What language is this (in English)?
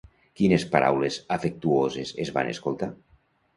Catalan